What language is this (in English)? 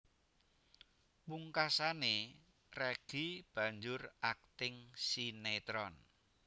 Javanese